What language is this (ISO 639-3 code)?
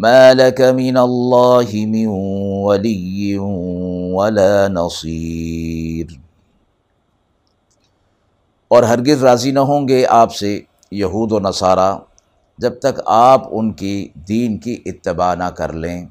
urd